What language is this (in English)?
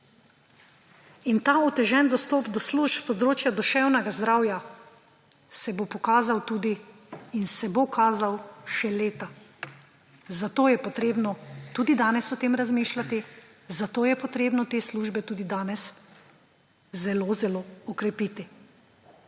Slovenian